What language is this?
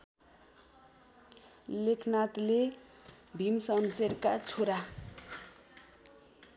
Nepali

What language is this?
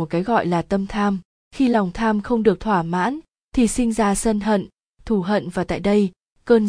Vietnamese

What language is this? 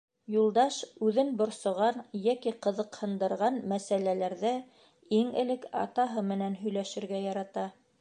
Bashkir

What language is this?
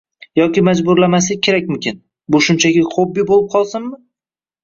Uzbek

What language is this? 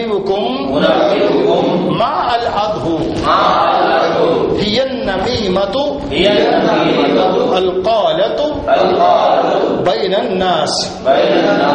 Telugu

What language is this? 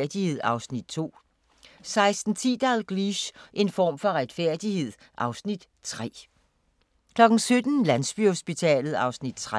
Danish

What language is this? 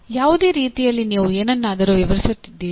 Kannada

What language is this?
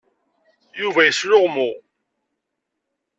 Kabyle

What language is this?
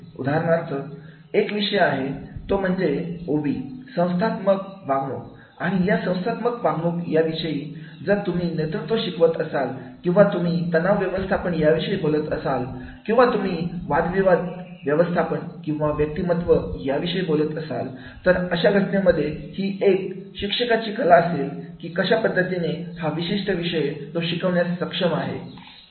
Marathi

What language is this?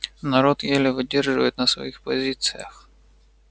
Russian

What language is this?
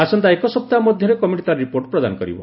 Odia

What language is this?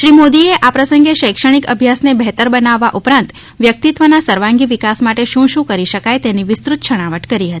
Gujarati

